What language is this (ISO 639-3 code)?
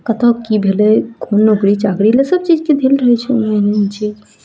mai